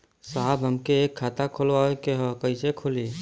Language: Bhojpuri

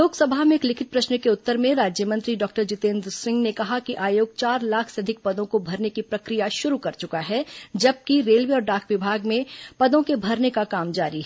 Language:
Hindi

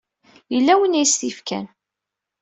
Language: Kabyle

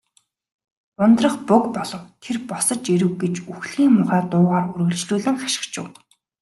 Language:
Mongolian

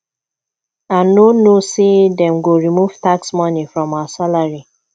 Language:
Nigerian Pidgin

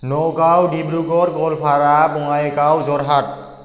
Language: Bodo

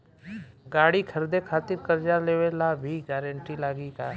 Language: Bhojpuri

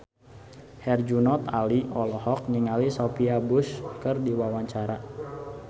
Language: Sundanese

